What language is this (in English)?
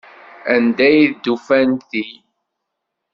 Kabyle